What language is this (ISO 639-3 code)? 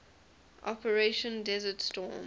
eng